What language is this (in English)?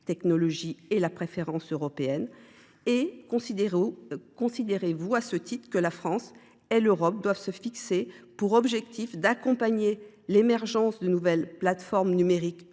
French